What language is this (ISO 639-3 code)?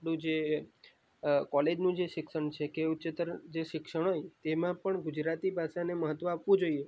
guj